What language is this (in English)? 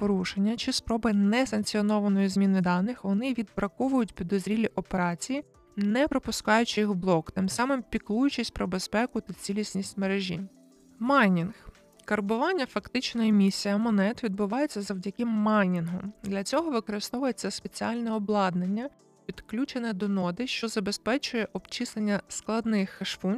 Ukrainian